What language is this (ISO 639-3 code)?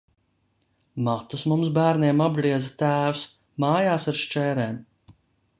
lav